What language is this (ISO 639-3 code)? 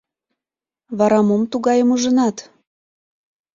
chm